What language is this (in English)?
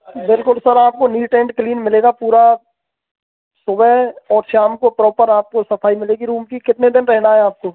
Hindi